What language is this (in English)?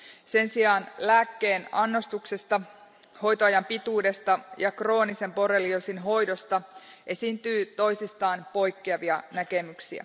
Finnish